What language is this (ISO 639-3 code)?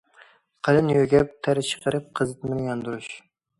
uig